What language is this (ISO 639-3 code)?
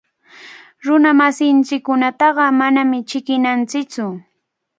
qvl